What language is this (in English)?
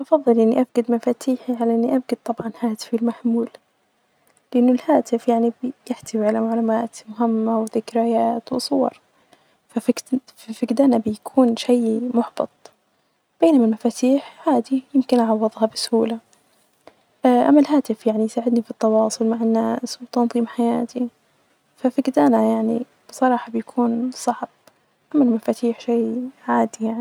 Najdi Arabic